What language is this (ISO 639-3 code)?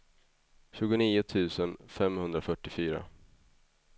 swe